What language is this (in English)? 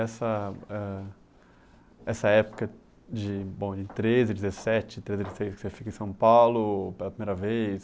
Portuguese